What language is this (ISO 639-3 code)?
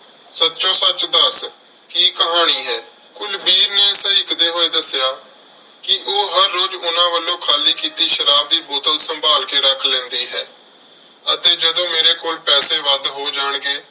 pan